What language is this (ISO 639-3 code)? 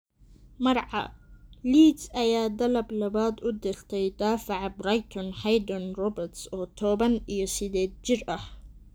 som